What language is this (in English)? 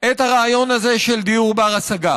Hebrew